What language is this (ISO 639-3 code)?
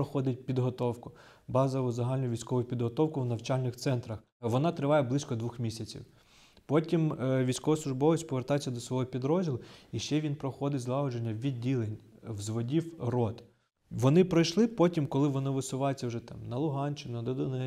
ukr